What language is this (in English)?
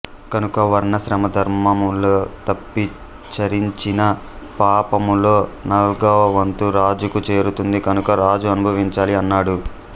Telugu